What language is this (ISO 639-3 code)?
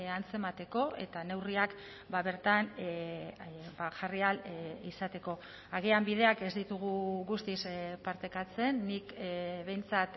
eus